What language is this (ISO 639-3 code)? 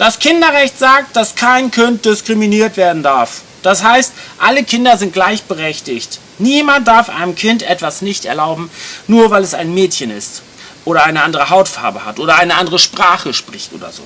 deu